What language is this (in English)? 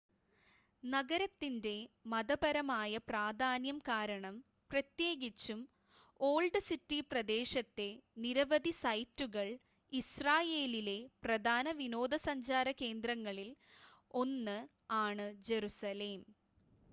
Malayalam